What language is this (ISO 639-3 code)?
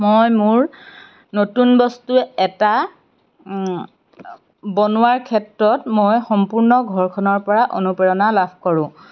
asm